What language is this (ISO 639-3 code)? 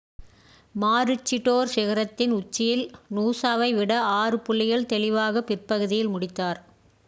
tam